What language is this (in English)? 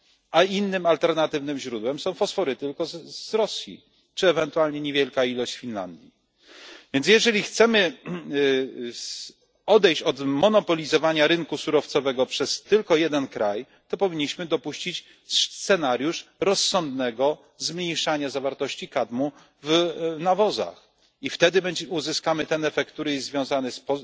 Polish